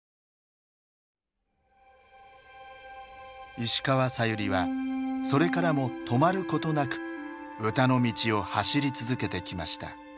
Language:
Japanese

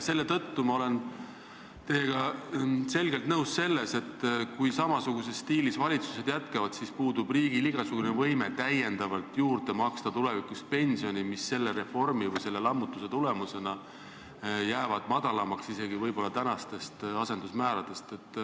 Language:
Estonian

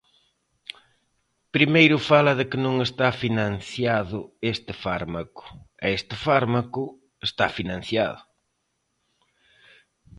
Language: Galician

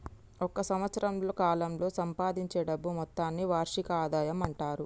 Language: Telugu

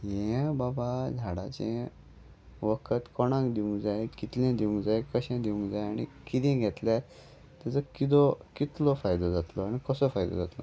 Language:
Konkani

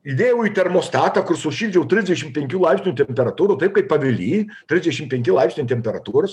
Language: Lithuanian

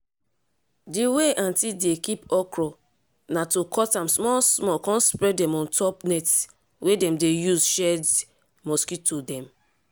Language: Nigerian Pidgin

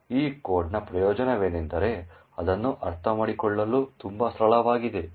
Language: Kannada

